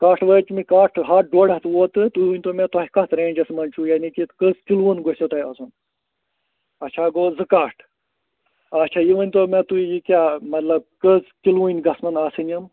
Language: Kashmiri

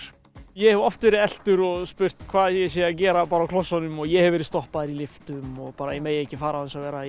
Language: Icelandic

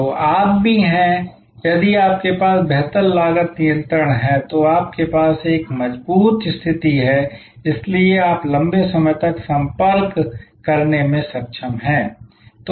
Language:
Hindi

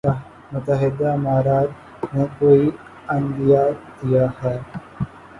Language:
Urdu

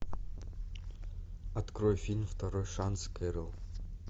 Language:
Russian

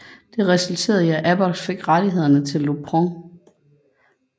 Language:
Danish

